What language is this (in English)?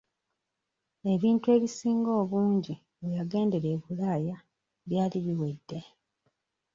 Ganda